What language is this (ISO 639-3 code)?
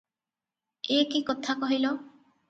ori